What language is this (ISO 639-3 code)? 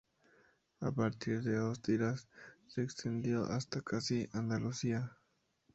spa